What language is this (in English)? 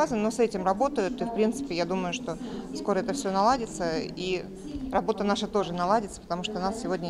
Russian